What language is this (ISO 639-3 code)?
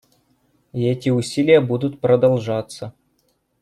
rus